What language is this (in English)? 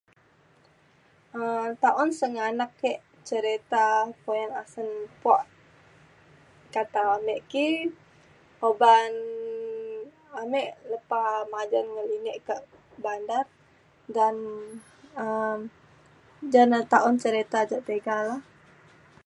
Mainstream Kenyah